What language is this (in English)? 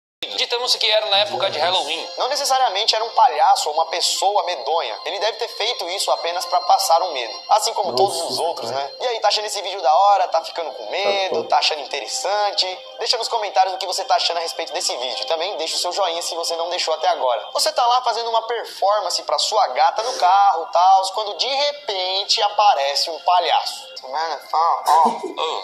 Portuguese